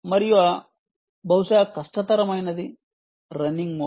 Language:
Telugu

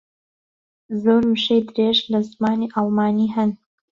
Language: Central Kurdish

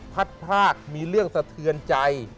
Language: Thai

